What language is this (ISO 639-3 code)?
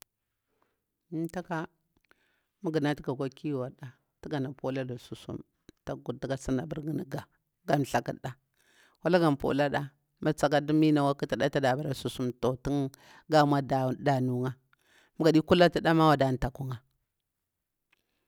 bwr